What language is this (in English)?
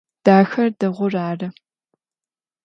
Adyghe